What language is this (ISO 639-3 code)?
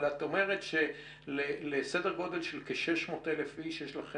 heb